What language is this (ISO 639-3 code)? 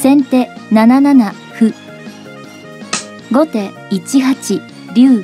jpn